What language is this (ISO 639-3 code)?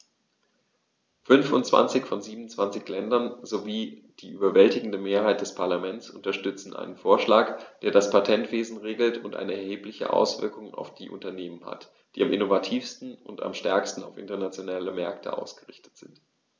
deu